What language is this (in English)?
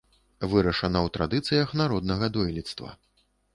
Belarusian